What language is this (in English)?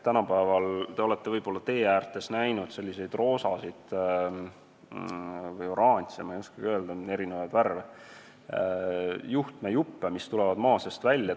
Estonian